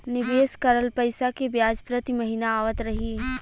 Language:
Bhojpuri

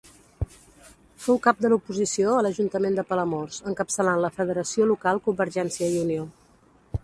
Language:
Catalan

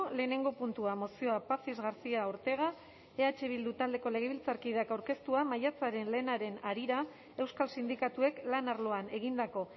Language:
Basque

